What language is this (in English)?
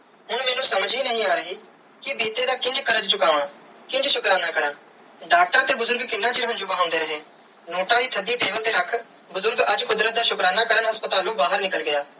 Punjabi